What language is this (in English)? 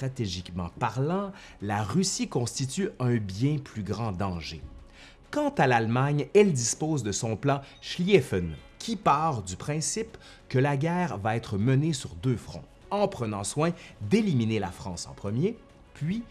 French